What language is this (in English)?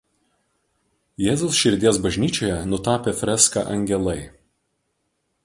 Lithuanian